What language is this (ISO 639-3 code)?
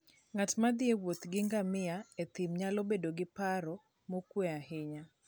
luo